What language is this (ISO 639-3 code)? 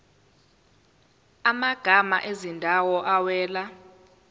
zul